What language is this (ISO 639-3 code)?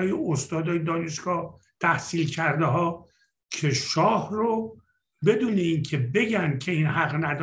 fas